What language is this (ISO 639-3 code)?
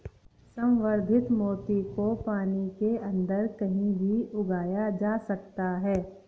hin